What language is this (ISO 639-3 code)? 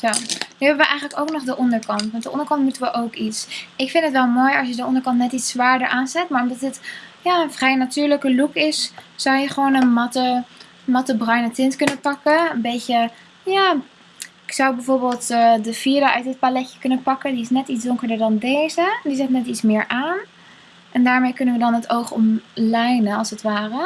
nld